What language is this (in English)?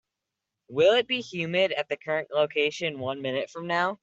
English